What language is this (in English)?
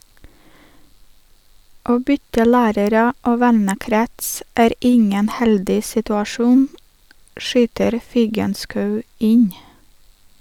Norwegian